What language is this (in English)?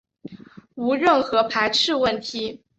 Chinese